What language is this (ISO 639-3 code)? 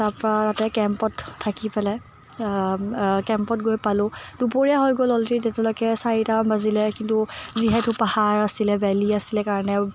asm